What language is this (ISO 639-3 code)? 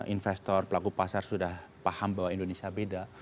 ind